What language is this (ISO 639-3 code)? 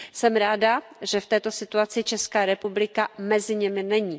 ces